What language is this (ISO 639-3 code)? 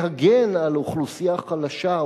heb